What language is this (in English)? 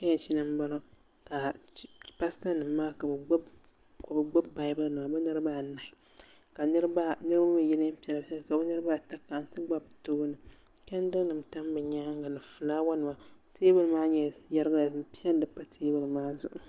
Dagbani